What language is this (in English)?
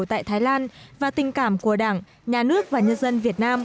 Vietnamese